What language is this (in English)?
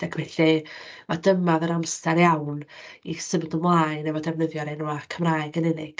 Welsh